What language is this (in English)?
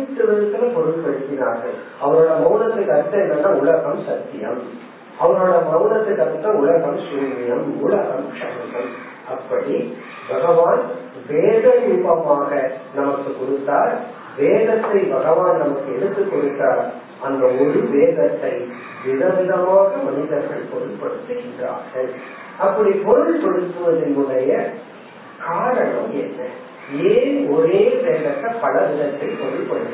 Tamil